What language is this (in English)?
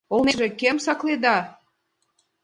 Mari